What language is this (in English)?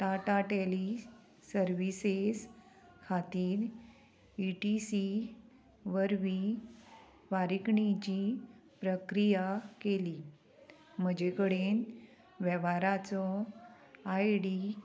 Konkani